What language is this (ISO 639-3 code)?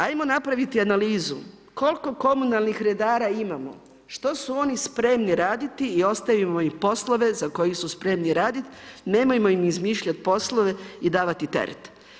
hrv